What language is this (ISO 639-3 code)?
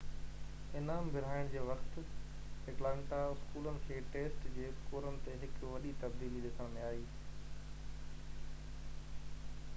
snd